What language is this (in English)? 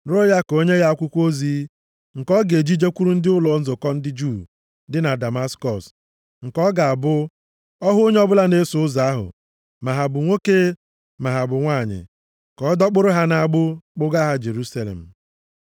Igbo